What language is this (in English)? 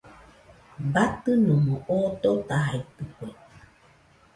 Nüpode Huitoto